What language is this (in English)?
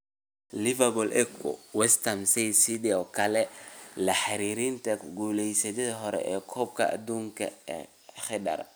Somali